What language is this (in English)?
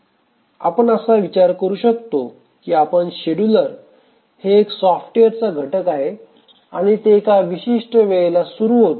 Marathi